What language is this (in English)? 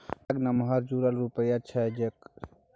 Maithili